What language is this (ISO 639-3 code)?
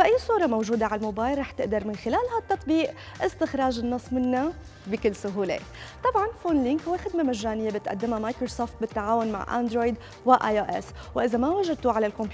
ara